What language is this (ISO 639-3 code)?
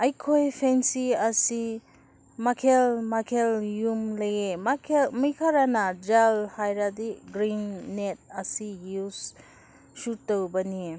mni